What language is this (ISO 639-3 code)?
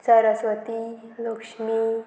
kok